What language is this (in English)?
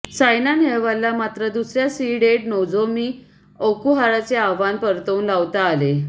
Marathi